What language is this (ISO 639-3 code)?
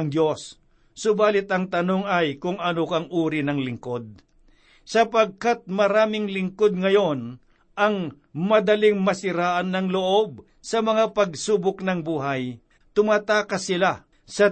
fil